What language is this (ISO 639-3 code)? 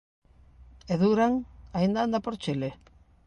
glg